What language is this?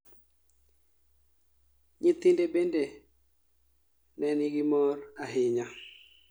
Luo (Kenya and Tanzania)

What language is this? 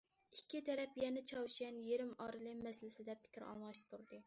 Uyghur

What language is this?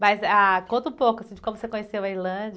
Portuguese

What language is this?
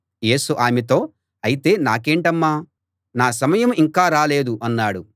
Telugu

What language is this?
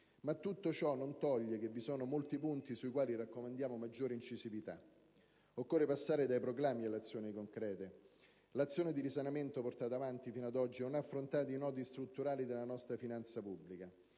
Italian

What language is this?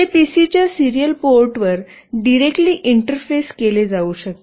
Marathi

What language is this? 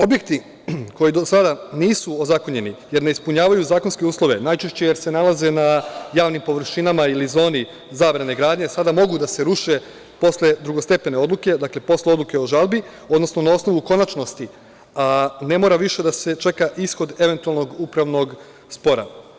Serbian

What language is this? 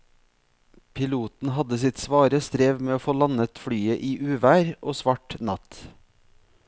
Norwegian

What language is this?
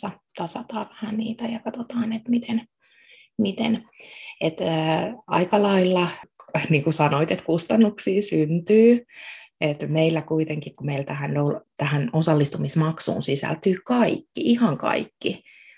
Finnish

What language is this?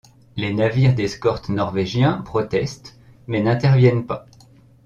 French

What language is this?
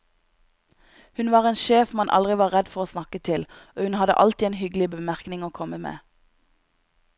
Norwegian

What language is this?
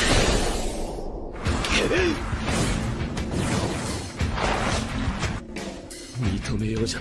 Japanese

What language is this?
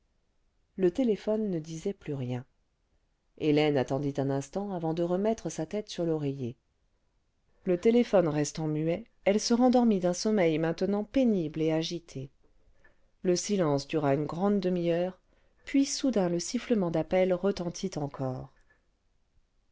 French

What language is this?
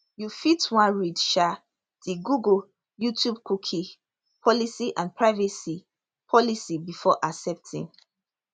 Nigerian Pidgin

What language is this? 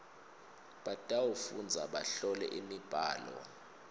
Swati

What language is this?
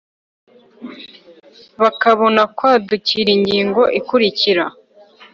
Kinyarwanda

